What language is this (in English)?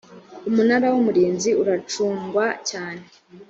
Kinyarwanda